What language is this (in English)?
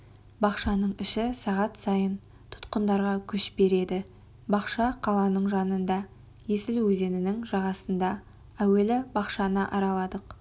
Kazakh